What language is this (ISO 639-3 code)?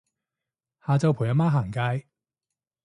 yue